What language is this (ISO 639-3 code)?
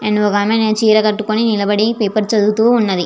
tel